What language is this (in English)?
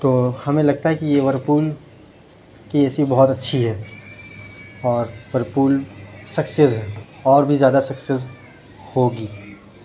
Urdu